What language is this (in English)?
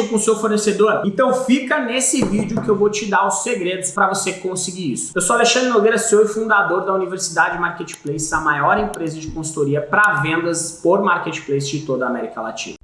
Portuguese